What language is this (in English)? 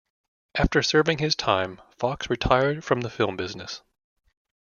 English